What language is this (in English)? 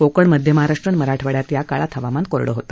Marathi